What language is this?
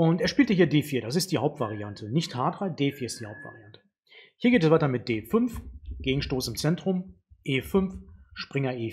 German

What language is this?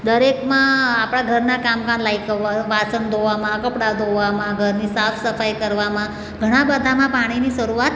Gujarati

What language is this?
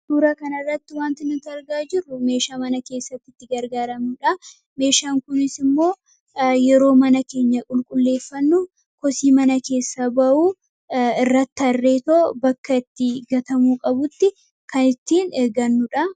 Oromo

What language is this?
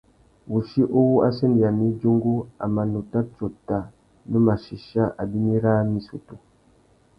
Tuki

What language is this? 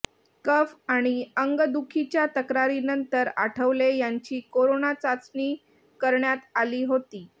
Marathi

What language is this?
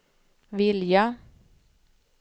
Swedish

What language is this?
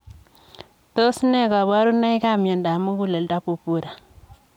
Kalenjin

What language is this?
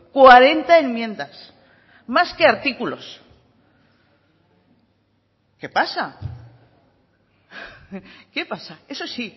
Spanish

